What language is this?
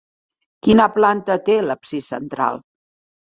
Catalan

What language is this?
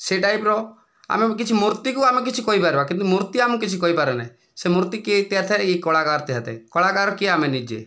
Odia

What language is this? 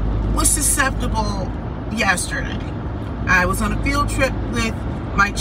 English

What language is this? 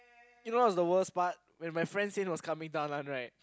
English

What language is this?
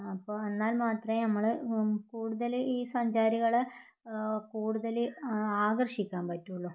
Malayalam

